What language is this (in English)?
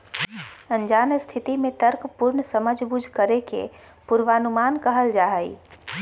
Magahi